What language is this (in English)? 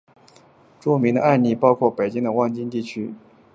Chinese